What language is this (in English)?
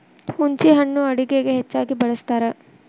Kannada